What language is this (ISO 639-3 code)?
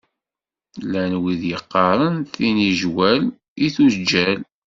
kab